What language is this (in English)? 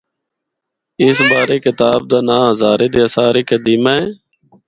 Northern Hindko